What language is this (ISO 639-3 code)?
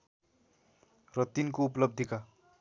nep